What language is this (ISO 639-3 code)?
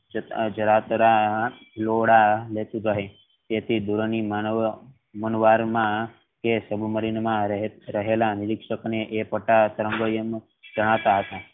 guj